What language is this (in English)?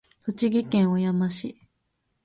Japanese